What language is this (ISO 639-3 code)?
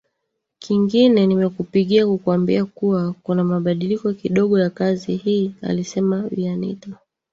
swa